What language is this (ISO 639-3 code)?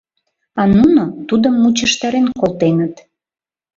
chm